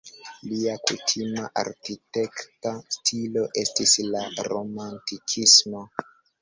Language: Esperanto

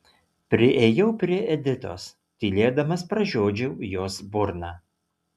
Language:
Lithuanian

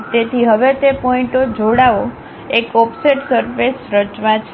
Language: Gujarati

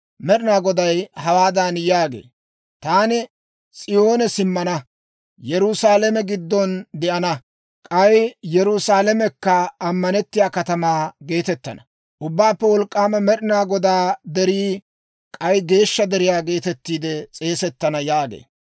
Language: Dawro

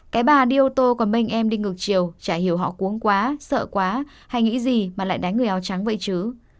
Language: Vietnamese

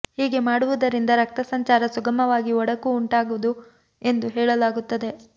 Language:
Kannada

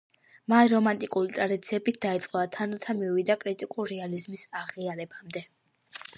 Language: Georgian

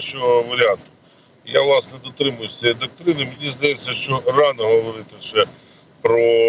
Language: Ukrainian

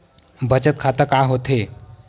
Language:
Chhattisgarhi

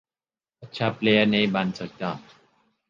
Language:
Urdu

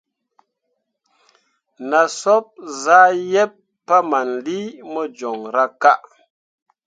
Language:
Mundang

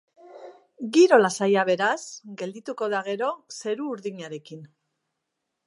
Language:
Basque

